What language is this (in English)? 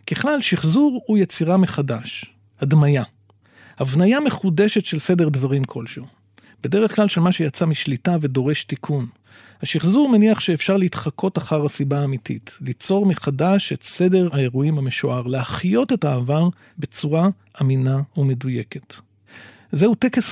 Hebrew